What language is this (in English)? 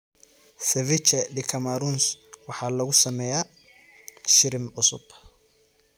Somali